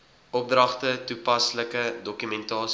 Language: Afrikaans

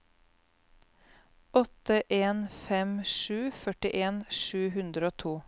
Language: Norwegian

